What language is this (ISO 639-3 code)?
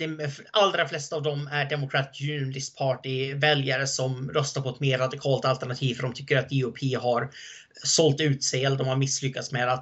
swe